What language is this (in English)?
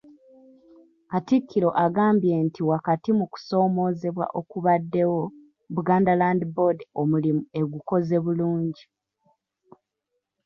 Ganda